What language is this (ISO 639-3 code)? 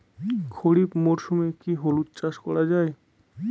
ben